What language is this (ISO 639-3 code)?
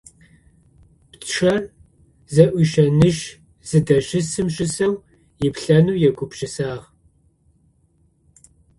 ady